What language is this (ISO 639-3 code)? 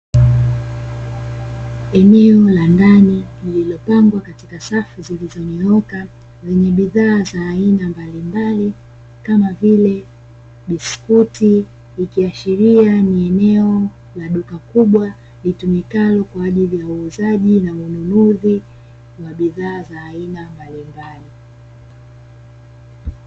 swa